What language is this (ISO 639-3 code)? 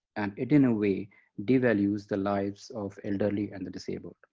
eng